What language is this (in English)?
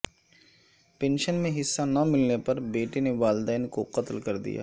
Urdu